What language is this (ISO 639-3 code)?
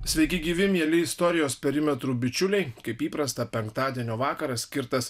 lit